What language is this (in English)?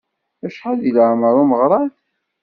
Kabyle